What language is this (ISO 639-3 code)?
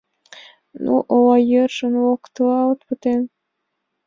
chm